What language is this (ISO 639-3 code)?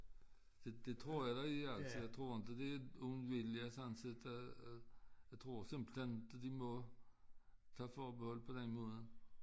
dan